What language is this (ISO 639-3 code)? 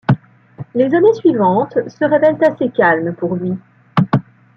fra